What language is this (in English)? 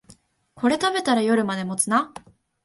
Japanese